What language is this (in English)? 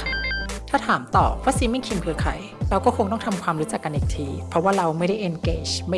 Thai